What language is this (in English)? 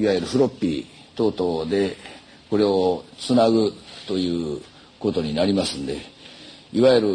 Japanese